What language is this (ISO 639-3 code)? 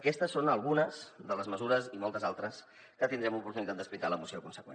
cat